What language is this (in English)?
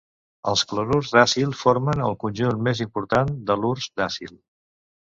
Catalan